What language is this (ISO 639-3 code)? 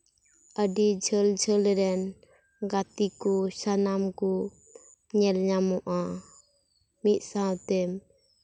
sat